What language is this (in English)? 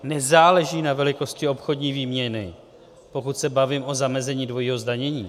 Czech